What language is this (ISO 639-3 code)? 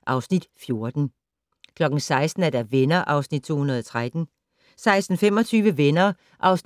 dan